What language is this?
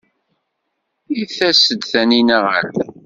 Kabyle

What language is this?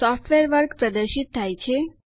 Gujarati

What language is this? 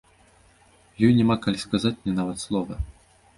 Belarusian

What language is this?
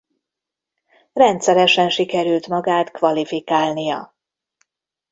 Hungarian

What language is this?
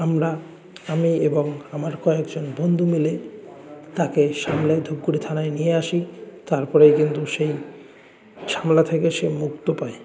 Bangla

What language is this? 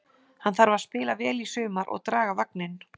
Icelandic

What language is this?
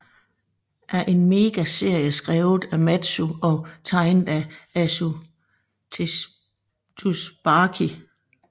Danish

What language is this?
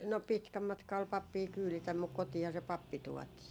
Finnish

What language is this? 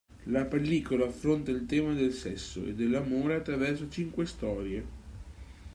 Italian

